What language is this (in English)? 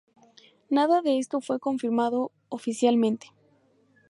Spanish